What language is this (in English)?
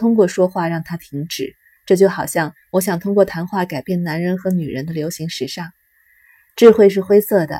Chinese